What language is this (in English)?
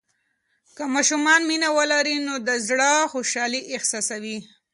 Pashto